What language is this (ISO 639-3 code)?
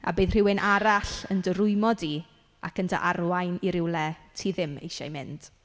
cym